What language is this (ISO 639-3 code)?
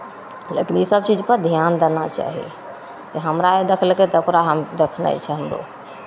mai